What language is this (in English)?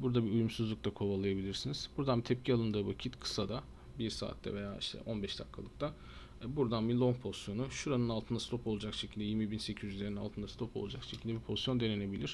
Turkish